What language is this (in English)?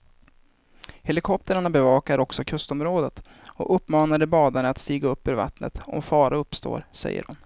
Swedish